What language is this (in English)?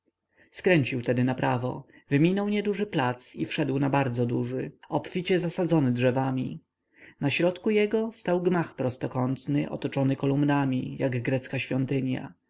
Polish